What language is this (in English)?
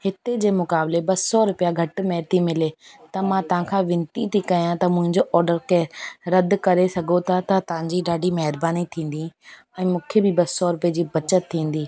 Sindhi